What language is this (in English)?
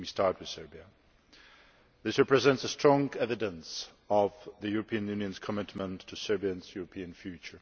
English